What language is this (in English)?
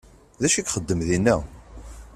Kabyle